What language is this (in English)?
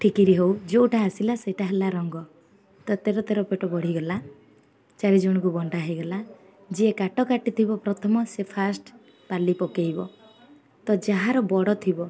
Odia